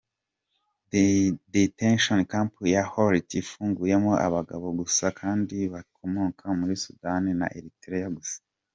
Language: Kinyarwanda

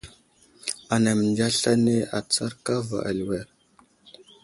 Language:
Wuzlam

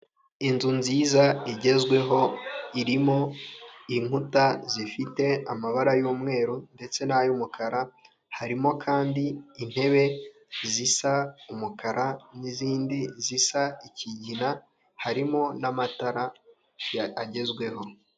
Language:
Kinyarwanda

